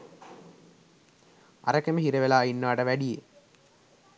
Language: Sinhala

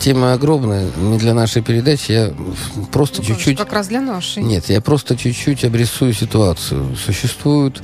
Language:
Russian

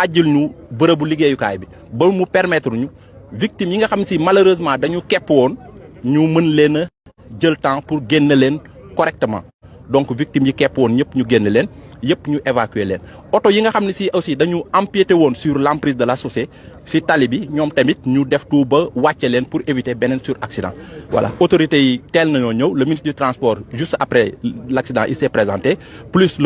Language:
French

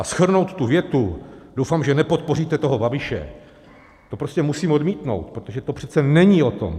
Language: Czech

